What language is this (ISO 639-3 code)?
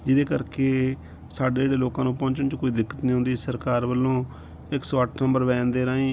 pan